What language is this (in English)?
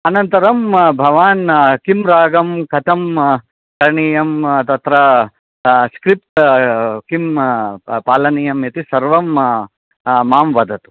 Sanskrit